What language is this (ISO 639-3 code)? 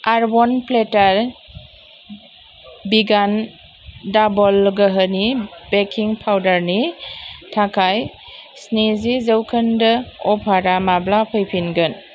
brx